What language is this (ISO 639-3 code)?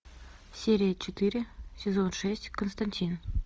rus